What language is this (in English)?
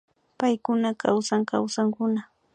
Imbabura Highland Quichua